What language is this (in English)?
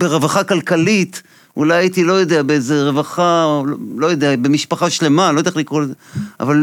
Hebrew